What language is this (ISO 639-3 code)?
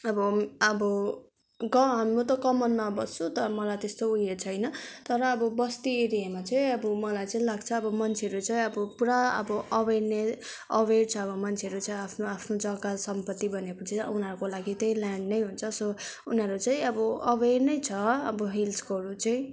nep